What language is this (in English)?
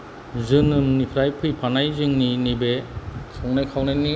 Bodo